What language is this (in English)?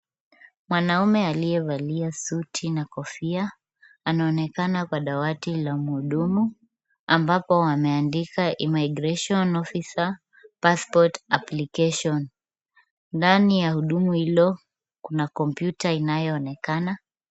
Swahili